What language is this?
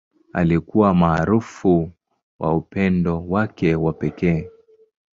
Swahili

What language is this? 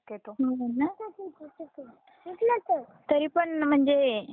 Marathi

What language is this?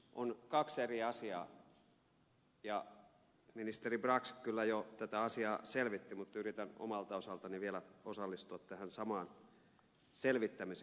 Finnish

